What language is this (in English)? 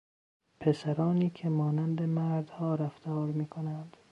Persian